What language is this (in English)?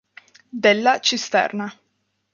Italian